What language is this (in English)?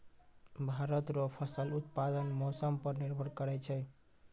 Maithili